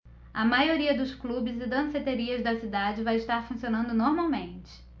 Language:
Portuguese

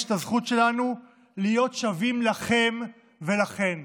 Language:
Hebrew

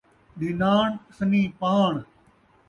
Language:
Saraiki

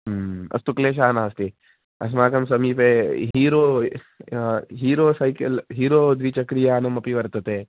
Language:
Sanskrit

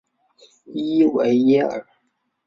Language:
Chinese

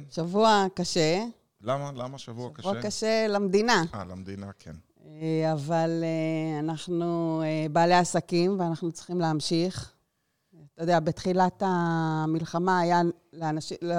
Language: Hebrew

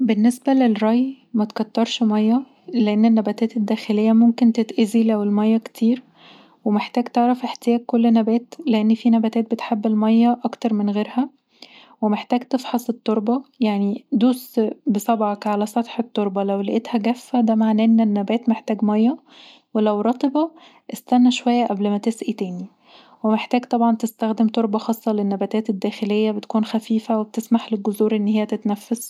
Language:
Egyptian Arabic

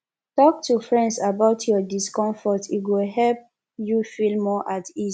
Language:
Nigerian Pidgin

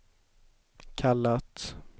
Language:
Swedish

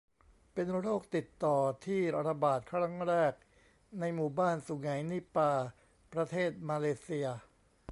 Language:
Thai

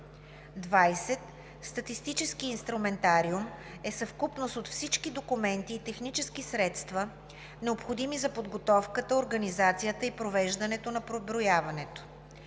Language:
Bulgarian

